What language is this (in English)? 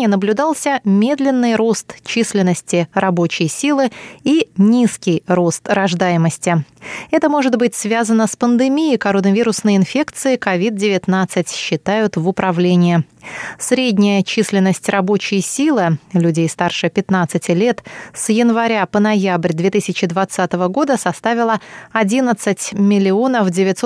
Russian